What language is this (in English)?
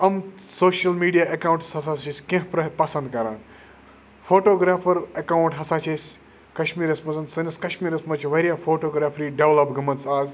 Kashmiri